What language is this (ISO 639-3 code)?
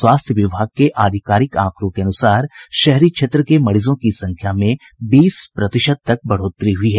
hin